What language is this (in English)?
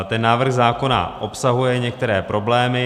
Czech